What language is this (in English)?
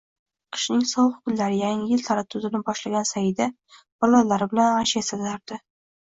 Uzbek